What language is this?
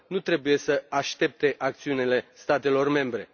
Romanian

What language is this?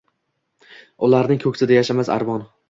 Uzbek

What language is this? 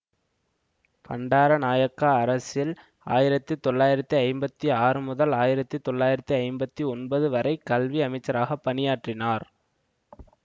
Tamil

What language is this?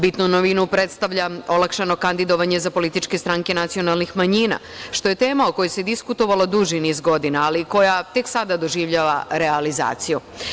Serbian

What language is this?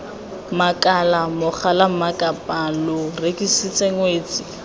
Tswana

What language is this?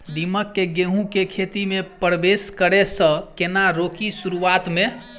Maithili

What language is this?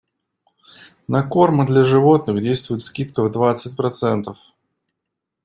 Russian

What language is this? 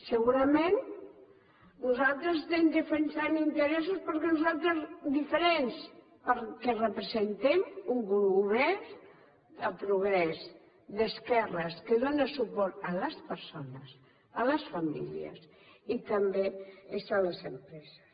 Catalan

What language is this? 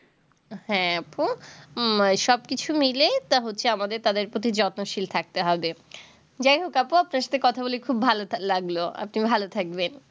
Bangla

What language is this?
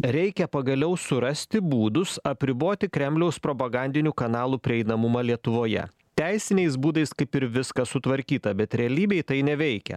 Lithuanian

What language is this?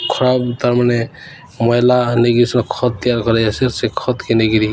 Odia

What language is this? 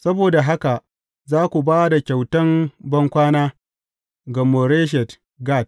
Hausa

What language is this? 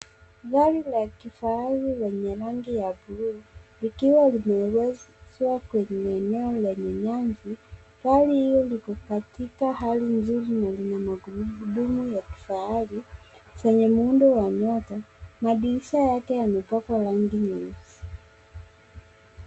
Swahili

